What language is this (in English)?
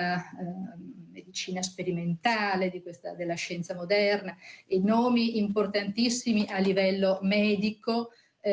Italian